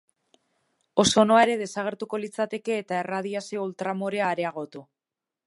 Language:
Basque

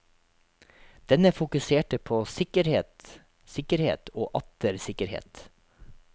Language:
Norwegian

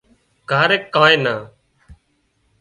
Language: Wadiyara Koli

